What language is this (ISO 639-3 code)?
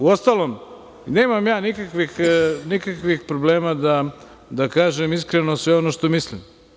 srp